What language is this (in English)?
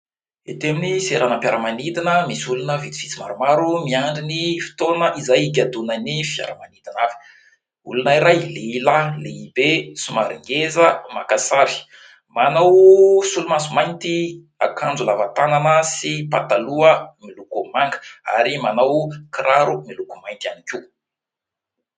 Malagasy